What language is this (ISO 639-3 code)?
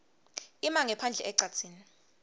ssw